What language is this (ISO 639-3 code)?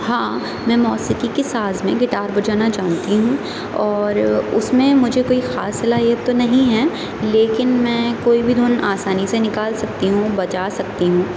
urd